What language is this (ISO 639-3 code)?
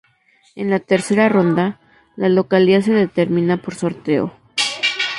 spa